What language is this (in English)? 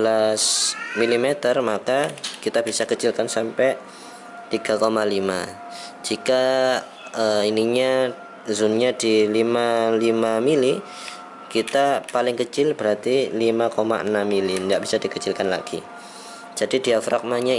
Indonesian